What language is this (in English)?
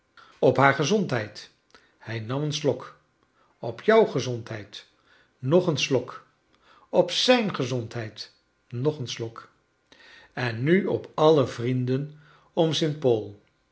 Dutch